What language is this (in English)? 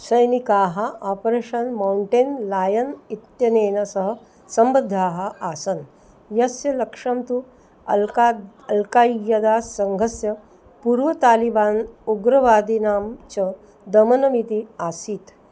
Sanskrit